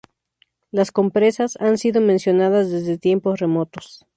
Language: Spanish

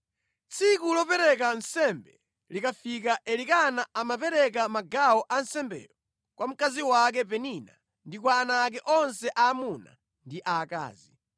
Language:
Nyanja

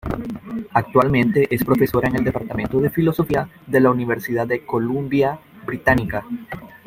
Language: Spanish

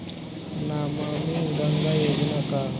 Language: Bhojpuri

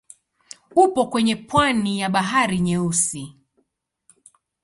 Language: Swahili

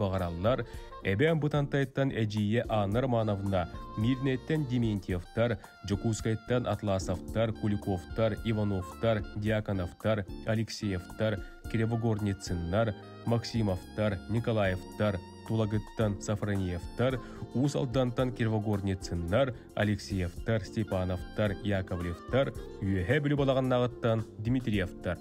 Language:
Turkish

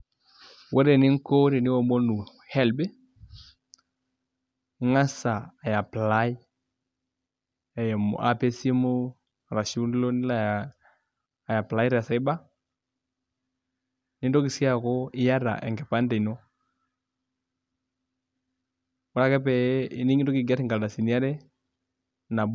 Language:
Masai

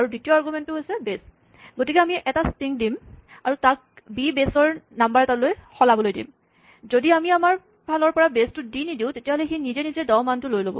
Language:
Assamese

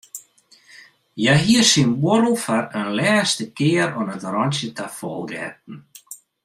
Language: Western Frisian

